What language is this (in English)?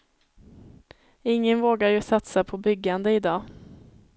Swedish